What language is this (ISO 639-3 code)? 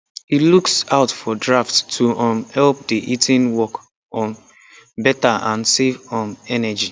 pcm